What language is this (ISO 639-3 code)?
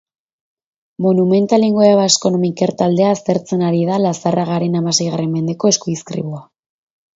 eus